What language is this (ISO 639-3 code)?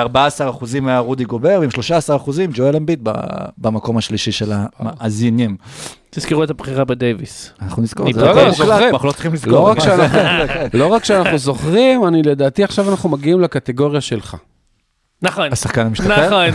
heb